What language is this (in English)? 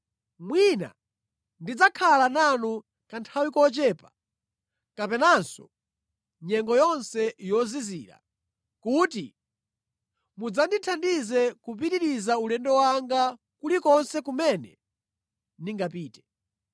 Nyanja